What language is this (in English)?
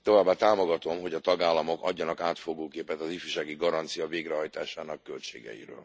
Hungarian